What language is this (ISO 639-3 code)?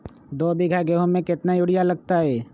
mag